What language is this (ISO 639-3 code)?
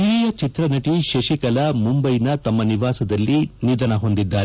kan